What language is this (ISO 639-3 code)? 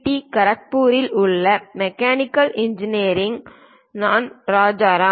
tam